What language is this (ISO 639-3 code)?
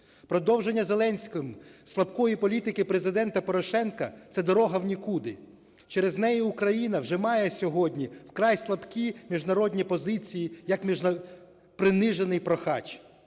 ukr